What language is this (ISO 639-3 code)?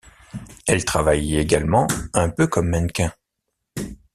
fra